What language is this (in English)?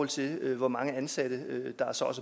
Danish